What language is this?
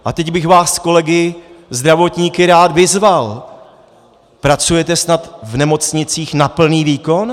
Czech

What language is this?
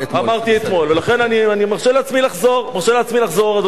Hebrew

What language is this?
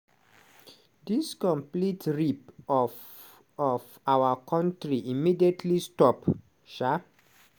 Nigerian Pidgin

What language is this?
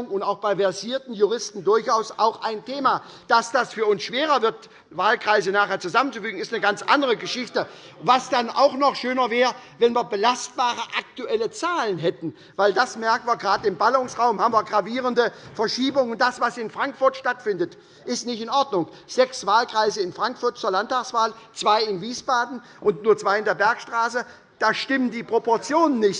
German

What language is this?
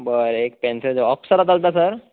Konkani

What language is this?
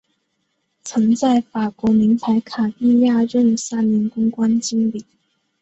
Chinese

